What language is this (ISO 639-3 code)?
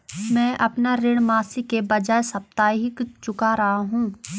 hin